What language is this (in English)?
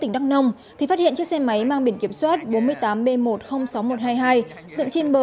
Vietnamese